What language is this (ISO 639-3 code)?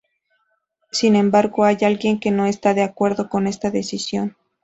spa